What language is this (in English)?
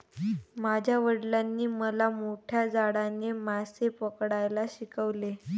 Marathi